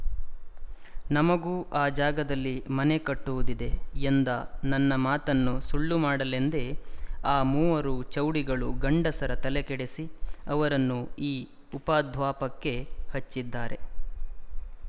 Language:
Kannada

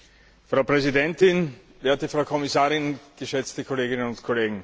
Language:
German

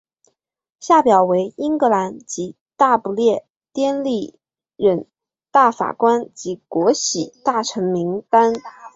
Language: Chinese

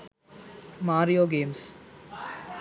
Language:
Sinhala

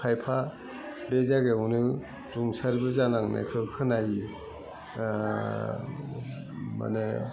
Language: Bodo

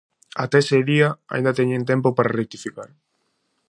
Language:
Galician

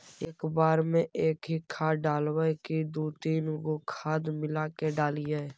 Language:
Magahi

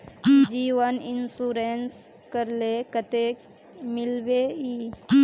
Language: Magahi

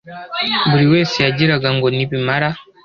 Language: Kinyarwanda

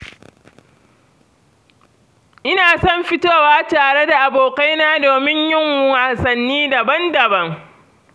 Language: Hausa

